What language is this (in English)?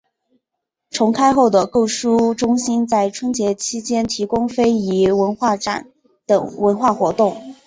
Chinese